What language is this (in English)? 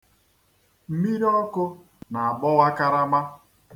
Igbo